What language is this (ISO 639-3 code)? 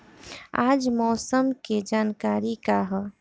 bho